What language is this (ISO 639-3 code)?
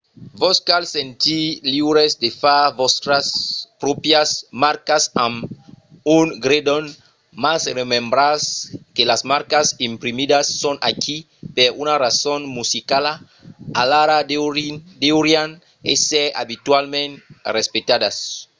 oci